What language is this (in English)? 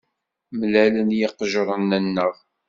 Kabyle